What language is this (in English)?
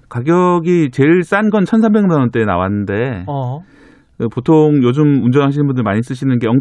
Korean